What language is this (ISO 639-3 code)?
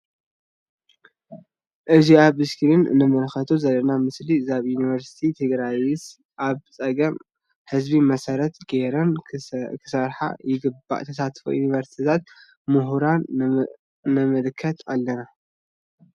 tir